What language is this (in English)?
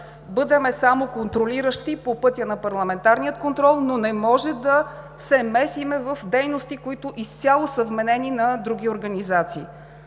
Bulgarian